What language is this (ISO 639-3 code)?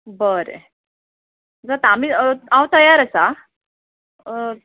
kok